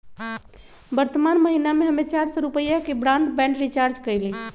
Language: Magahi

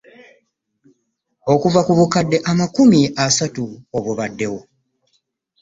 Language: Ganda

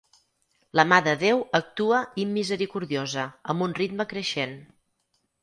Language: Catalan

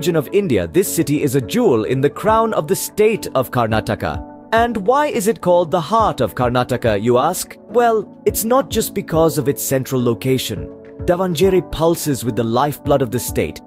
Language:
English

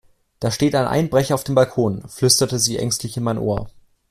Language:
German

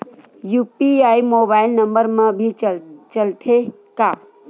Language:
Chhattisgarhi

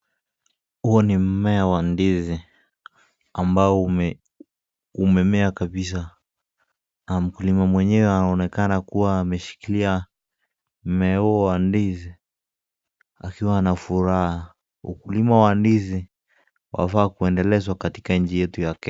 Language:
Swahili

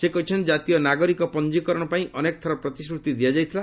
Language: Odia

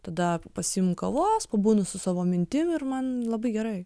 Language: Lithuanian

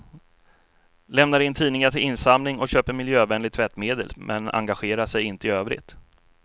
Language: Swedish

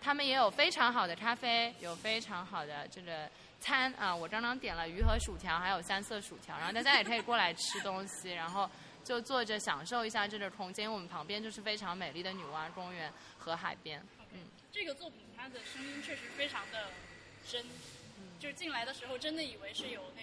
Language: Chinese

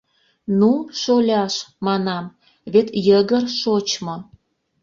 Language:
Mari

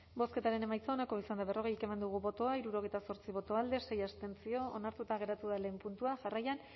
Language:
Basque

